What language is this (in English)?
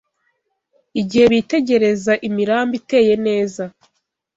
Kinyarwanda